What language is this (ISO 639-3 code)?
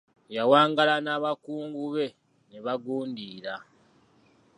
lug